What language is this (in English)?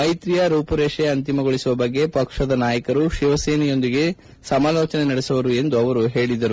Kannada